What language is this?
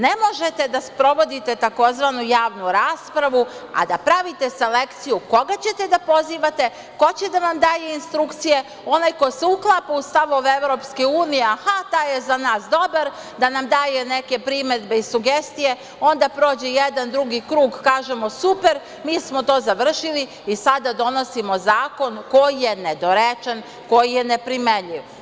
Serbian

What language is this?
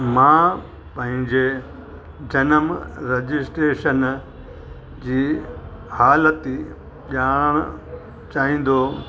Sindhi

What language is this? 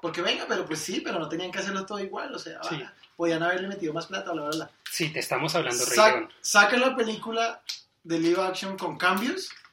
Spanish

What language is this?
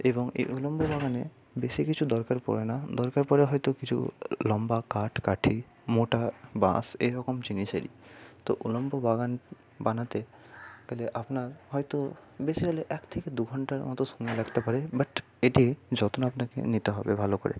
Bangla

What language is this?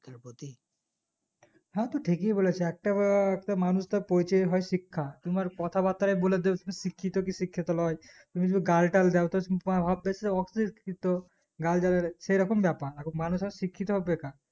Bangla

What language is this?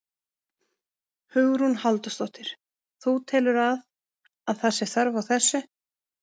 Icelandic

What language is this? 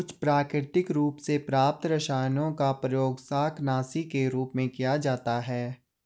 Hindi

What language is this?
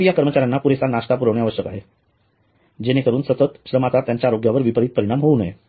Marathi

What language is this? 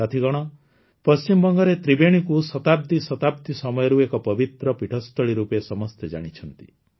Odia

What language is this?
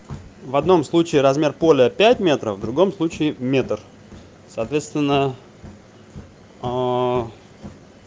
Russian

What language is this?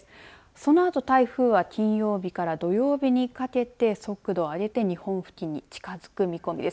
Japanese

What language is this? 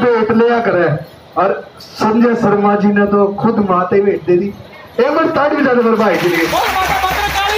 Hindi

